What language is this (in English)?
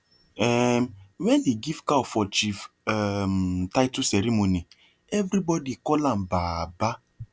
Nigerian Pidgin